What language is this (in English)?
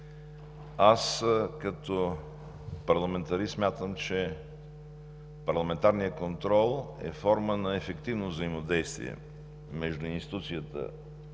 Bulgarian